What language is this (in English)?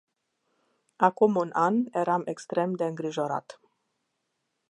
Romanian